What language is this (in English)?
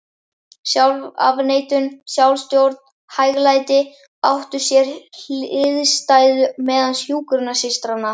Icelandic